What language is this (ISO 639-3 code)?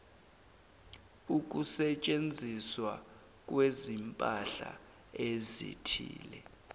zul